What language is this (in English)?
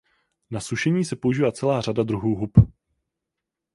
Czech